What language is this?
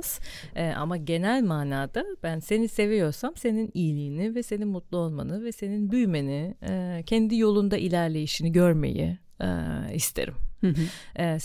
Turkish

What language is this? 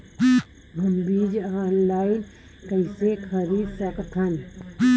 Chhattisgarhi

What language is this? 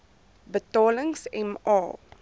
Afrikaans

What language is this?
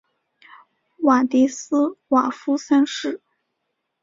Chinese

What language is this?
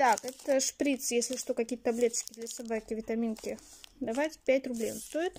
Russian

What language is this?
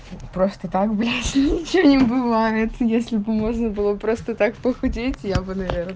Russian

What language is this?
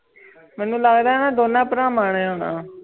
Punjabi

